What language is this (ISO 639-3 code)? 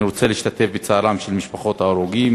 heb